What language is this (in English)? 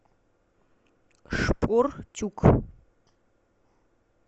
Russian